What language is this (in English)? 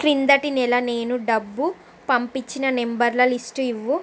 Telugu